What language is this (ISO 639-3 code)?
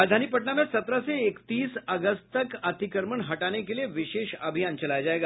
hin